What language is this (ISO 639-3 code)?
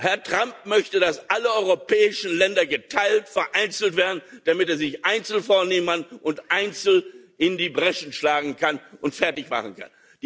deu